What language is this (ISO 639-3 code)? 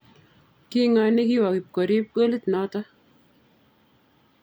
kln